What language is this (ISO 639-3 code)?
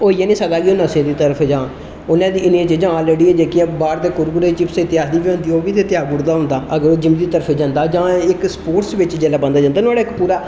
doi